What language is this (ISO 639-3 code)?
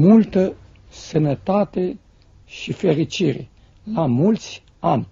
ron